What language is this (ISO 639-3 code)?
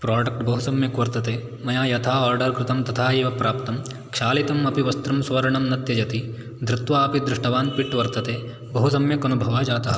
san